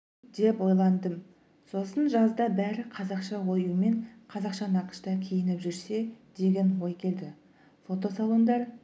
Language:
Kazakh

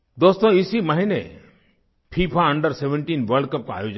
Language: Hindi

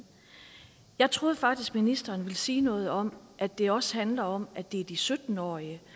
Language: Danish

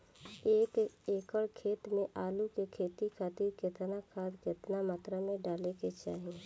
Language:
Bhojpuri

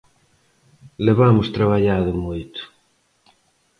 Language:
Galician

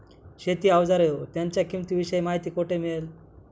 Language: Marathi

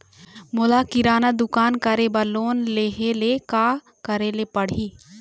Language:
Chhattisgarhi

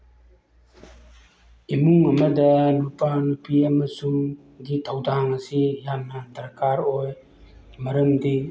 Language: Manipuri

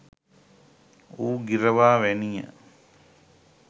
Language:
Sinhala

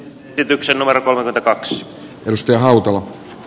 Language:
Finnish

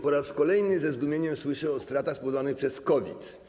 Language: Polish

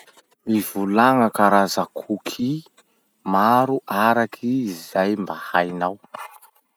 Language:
Masikoro Malagasy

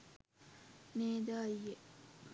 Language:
Sinhala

